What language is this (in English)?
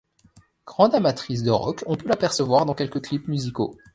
French